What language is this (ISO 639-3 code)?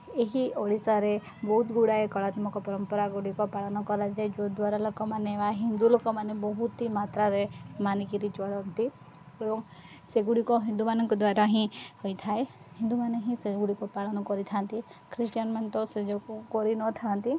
ori